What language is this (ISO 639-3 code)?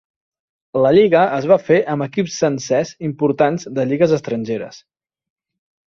cat